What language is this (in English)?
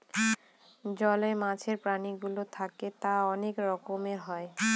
Bangla